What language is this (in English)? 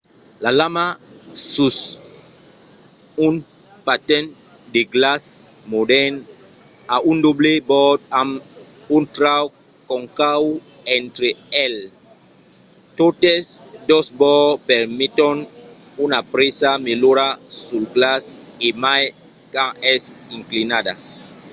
Occitan